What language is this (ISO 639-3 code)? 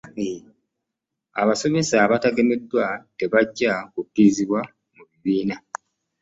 lug